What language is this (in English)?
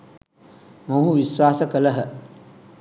Sinhala